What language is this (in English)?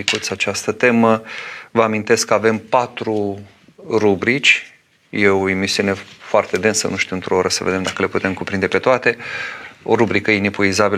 Romanian